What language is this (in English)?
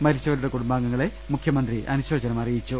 Malayalam